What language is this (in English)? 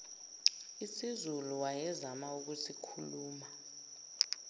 Zulu